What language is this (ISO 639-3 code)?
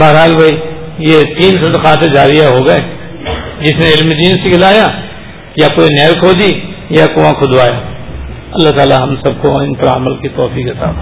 urd